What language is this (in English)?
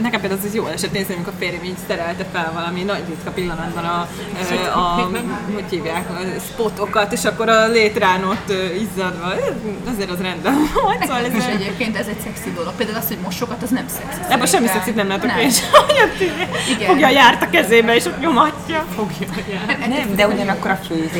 Hungarian